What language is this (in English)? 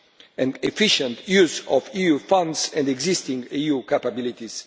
English